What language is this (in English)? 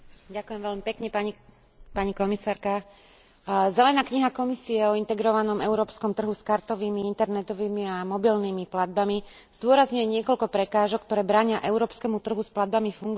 Slovak